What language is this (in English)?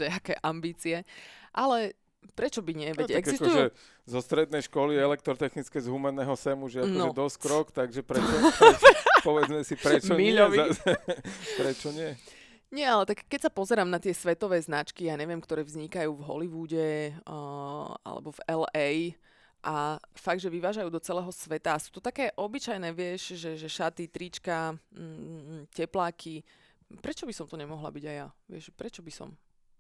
Slovak